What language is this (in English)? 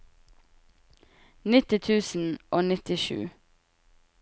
Norwegian